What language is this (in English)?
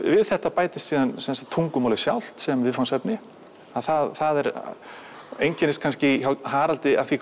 Icelandic